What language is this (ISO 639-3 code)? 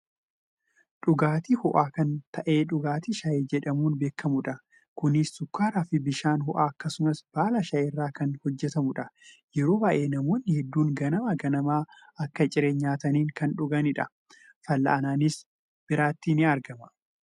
orm